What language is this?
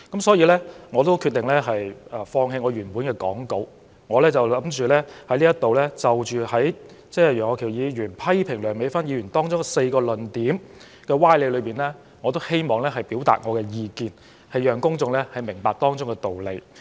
Cantonese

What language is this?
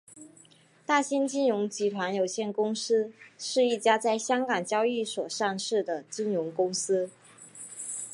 Chinese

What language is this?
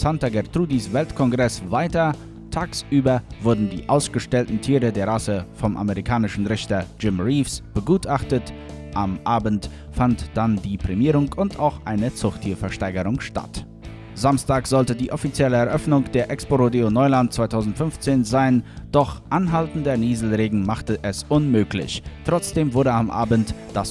German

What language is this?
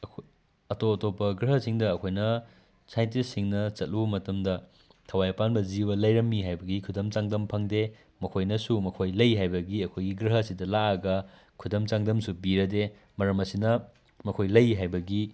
Manipuri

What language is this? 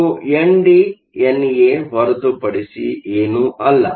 Kannada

